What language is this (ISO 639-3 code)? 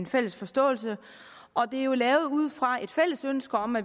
dan